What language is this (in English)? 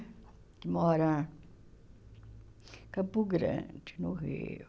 Portuguese